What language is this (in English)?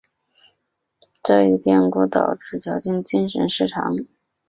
Chinese